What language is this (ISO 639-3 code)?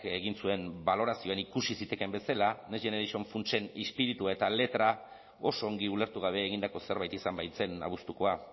eus